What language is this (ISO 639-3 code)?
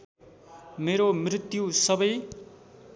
nep